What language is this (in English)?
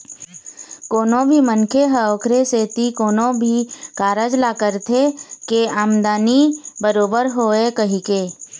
Chhattisgarhi